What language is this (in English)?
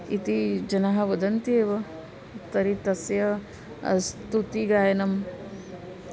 Sanskrit